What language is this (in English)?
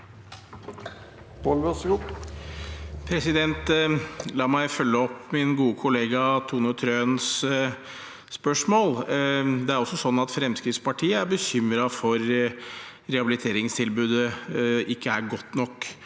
Norwegian